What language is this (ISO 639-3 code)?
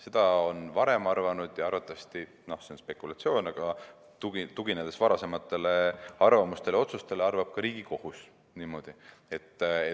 est